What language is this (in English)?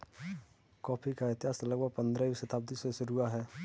Hindi